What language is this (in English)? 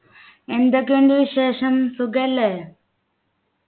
Malayalam